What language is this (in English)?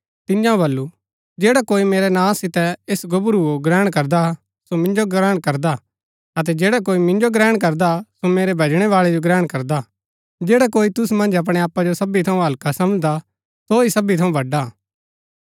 Gaddi